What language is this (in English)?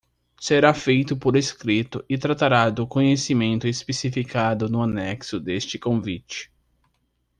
Portuguese